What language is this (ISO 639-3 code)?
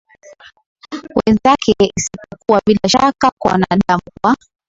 swa